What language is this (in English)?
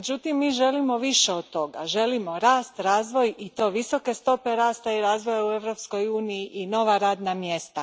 Croatian